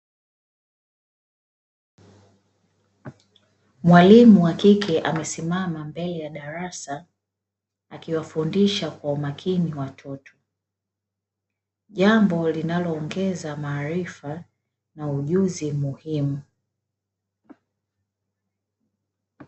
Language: Swahili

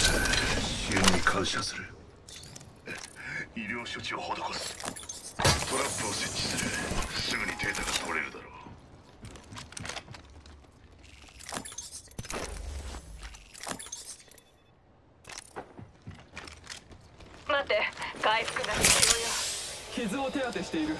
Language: Japanese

